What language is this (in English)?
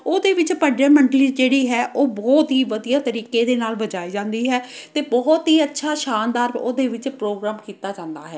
Punjabi